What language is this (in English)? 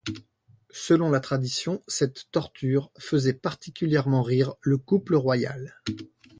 French